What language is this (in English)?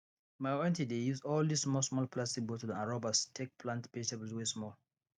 Nigerian Pidgin